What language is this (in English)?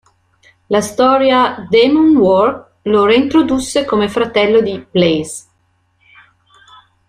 Italian